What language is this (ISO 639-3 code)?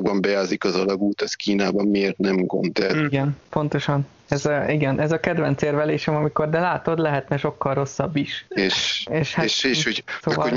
hun